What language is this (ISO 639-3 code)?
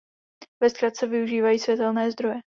ces